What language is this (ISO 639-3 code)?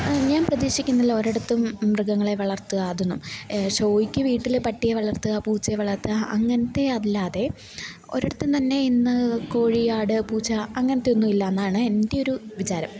mal